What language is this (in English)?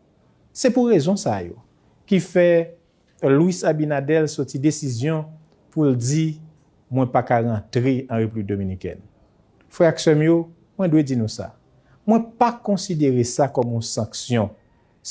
French